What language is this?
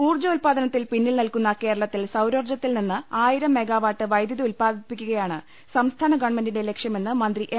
Malayalam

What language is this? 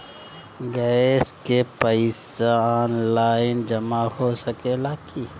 Bhojpuri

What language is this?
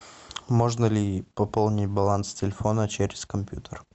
Russian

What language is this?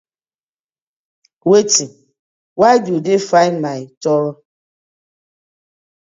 Nigerian Pidgin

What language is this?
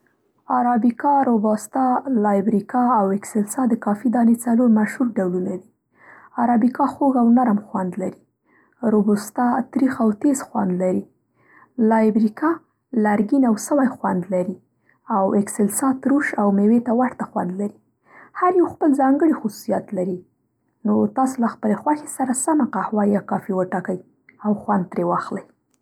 Central Pashto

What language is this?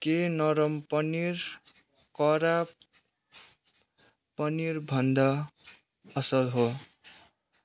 Nepali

